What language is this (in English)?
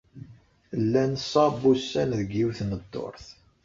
Kabyle